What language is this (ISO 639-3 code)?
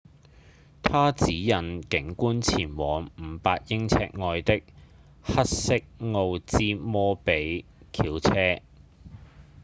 yue